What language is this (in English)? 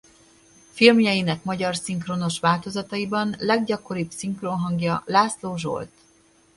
Hungarian